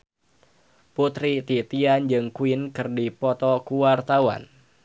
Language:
Sundanese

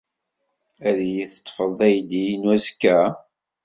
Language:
Kabyle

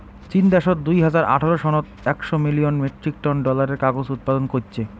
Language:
Bangla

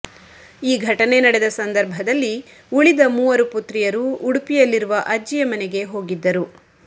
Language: Kannada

